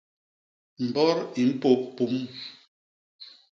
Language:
Basaa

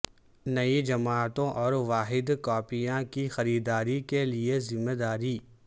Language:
Urdu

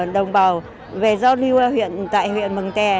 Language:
Vietnamese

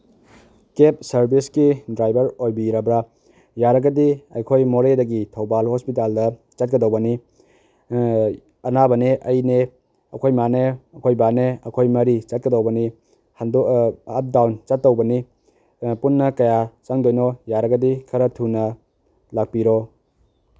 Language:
Manipuri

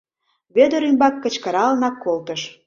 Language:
Mari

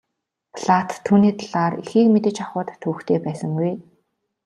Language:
Mongolian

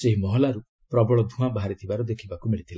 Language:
Odia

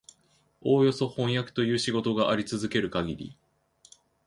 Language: Japanese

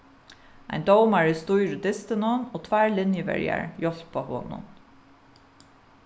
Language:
Faroese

